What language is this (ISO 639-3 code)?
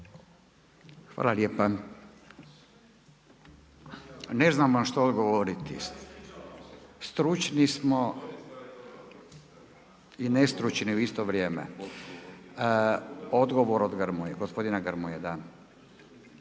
hrv